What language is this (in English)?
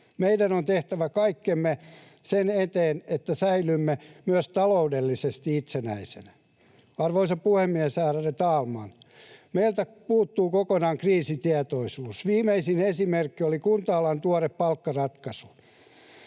Finnish